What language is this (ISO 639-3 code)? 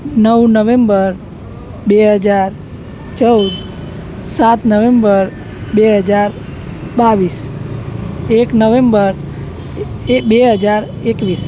guj